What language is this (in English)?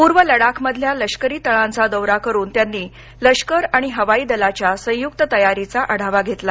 Marathi